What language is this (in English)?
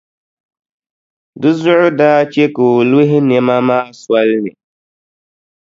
Dagbani